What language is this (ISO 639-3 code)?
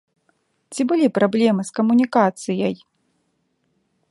bel